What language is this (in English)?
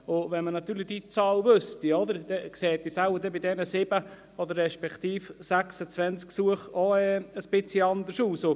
Swiss German